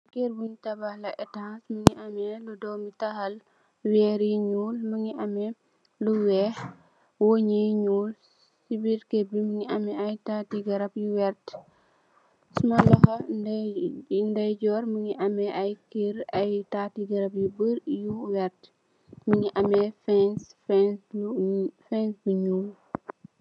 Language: Wolof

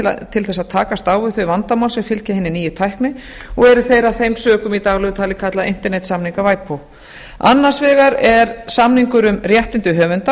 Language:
Icelandic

